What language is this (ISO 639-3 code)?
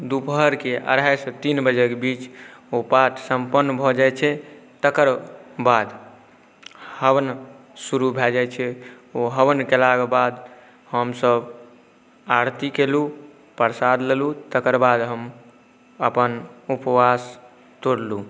mai